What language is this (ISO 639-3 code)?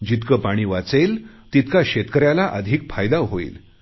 mar